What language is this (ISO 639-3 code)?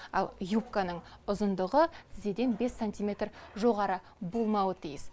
kaz